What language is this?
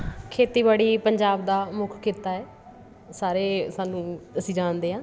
Punjabi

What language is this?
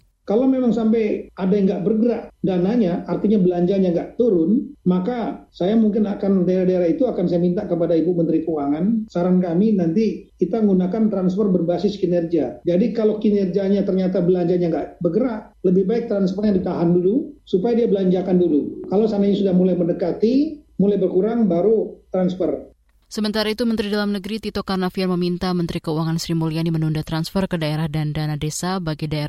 Indonesian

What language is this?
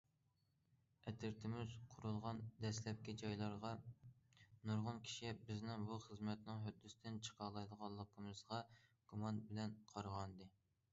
Uyghur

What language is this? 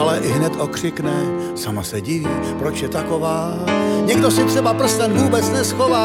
Czech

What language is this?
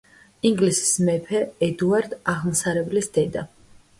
Georgian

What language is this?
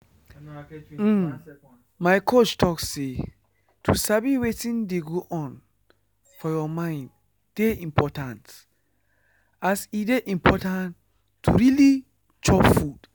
Nigerian Pidgin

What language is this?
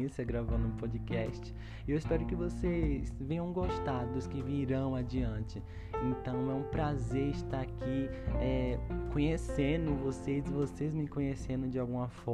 Portuguese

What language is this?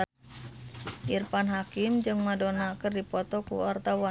Sundanese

